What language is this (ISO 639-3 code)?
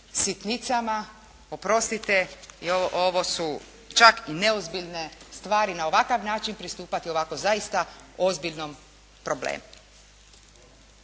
hrv